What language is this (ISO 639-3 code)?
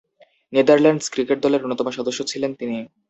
ben